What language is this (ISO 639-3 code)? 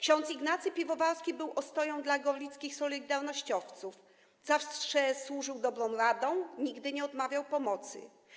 pol